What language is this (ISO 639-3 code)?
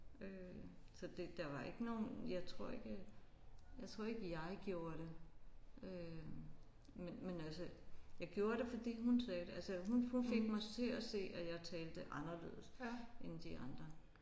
dan